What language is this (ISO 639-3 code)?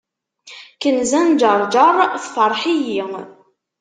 kab